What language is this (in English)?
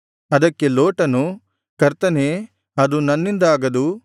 Kannada